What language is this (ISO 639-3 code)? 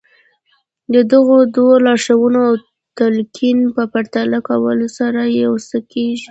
pus